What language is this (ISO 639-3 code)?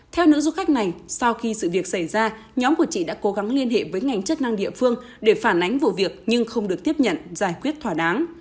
vie